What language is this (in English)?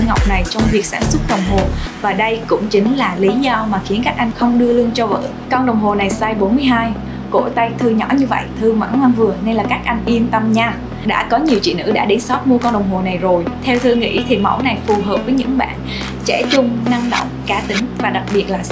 Vietnamese